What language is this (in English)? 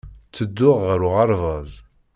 Kabyle